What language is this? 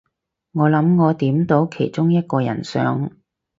Cantonese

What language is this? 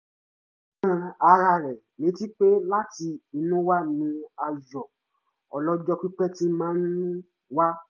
Yoruba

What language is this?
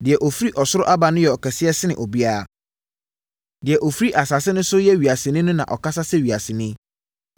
Akan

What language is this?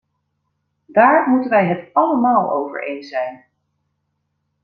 Dutch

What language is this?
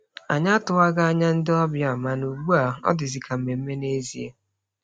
Igbo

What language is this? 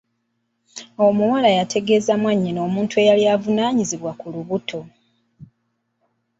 Ganda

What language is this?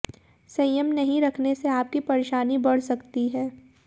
Hindi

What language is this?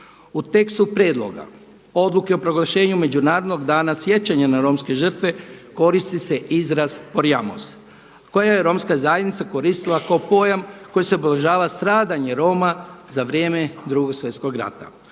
Croatian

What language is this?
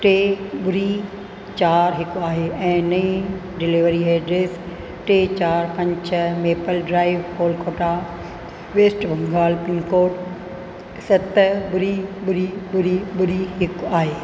Sindhi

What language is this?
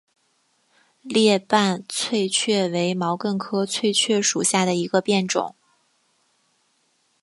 Chinese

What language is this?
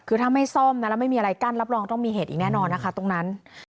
Thai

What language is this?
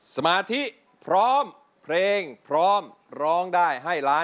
Thai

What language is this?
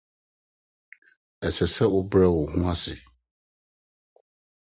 Akan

